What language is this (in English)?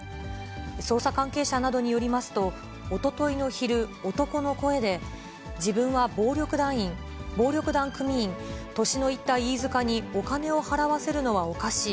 Japanese